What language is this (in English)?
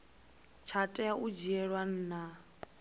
Venda